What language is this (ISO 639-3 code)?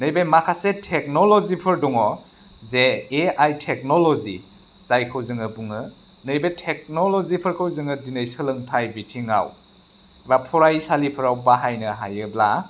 brx